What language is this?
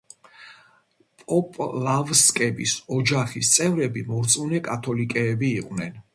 Georgian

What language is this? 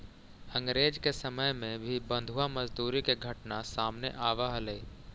Magahi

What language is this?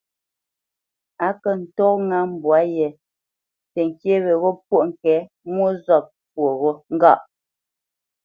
Bamenyam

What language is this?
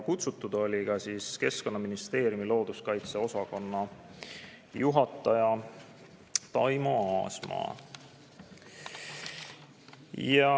Estonian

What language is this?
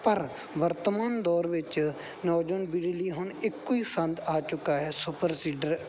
Punjabi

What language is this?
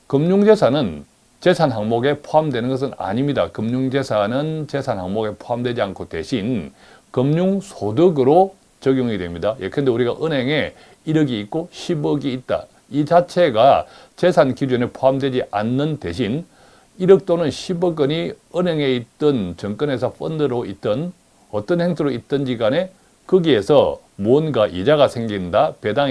Korean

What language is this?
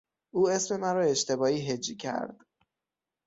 Persian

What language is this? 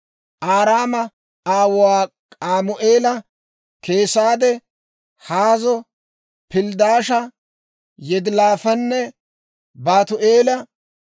Dawro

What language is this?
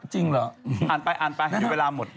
Thai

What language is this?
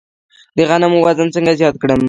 Pashto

